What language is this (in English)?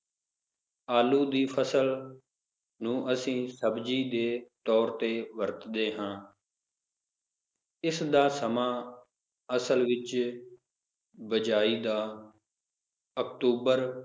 Punjabi